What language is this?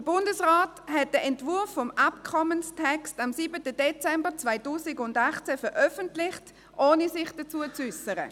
Swiss German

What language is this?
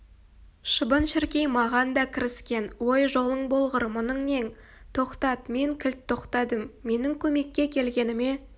Kazakh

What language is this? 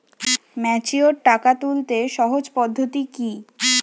Bangla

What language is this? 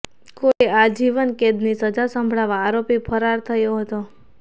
Gujarati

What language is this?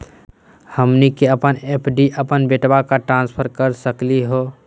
Magahi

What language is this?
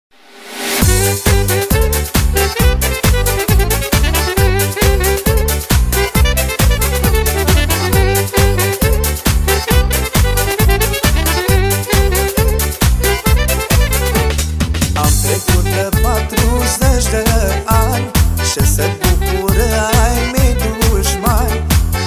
Romanian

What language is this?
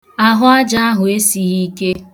Igbo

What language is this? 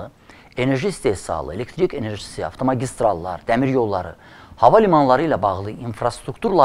Turkish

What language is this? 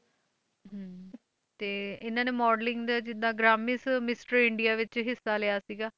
Punjabi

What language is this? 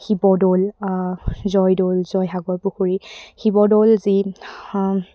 Assamese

